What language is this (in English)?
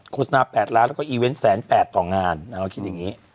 Thai